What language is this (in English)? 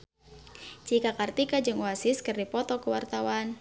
Sundanese